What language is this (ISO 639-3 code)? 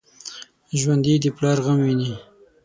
pus